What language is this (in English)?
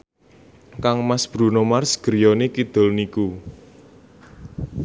Javanese